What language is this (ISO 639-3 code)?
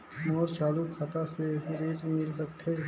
hne